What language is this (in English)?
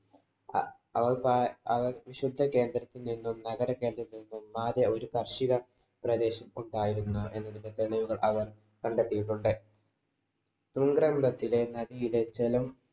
Malayalam